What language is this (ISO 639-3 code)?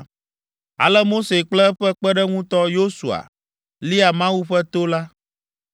ewe